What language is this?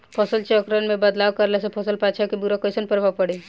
Bhojpuri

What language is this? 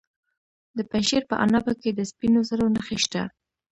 Pashto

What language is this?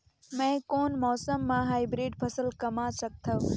Chhattisgarhi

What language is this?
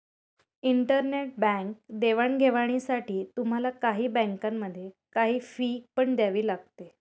Marathi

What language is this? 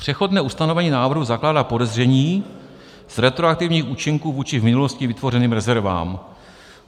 Czech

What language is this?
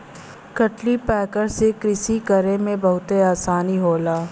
Bhojpuri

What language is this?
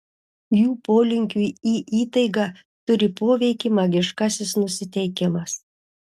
Lithuanian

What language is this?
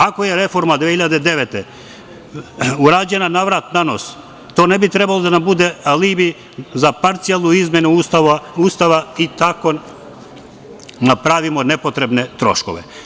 Serbian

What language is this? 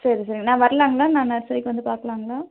Tamil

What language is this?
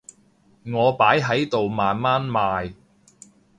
Cantonese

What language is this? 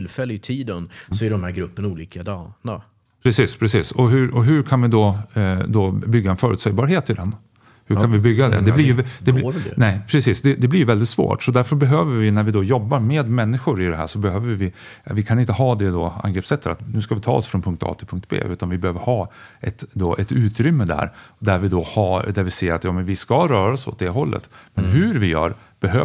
Swedish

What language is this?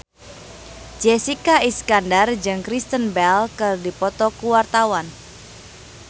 Sundanese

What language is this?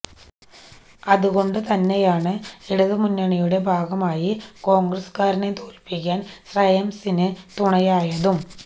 Malayalam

